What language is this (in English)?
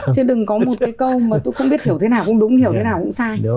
Vietnamese